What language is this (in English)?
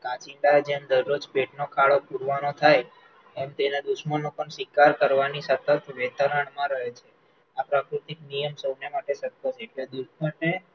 Gujarati